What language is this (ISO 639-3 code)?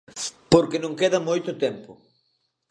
glg